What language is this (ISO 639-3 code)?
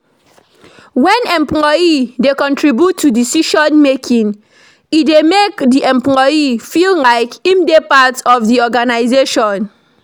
pcm